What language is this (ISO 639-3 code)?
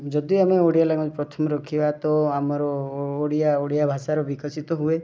ori